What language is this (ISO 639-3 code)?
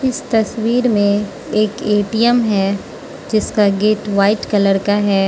hin